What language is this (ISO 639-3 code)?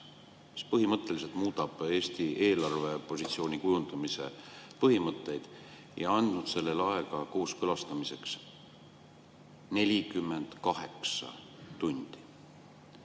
est